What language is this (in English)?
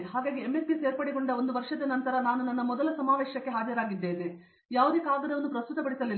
Kannada